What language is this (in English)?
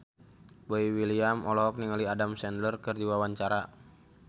Sundanese